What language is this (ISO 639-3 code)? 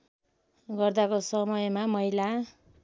nep